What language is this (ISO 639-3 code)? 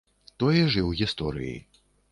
bel